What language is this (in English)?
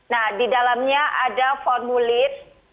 Indonesian